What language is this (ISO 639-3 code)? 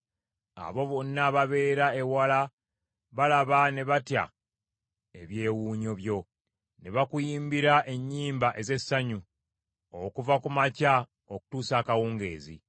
lug